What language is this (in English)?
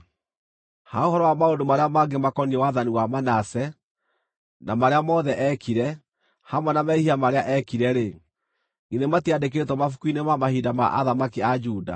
Kikuyu